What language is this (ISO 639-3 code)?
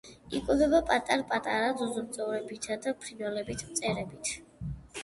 kat